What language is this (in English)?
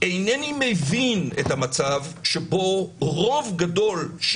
Hebrew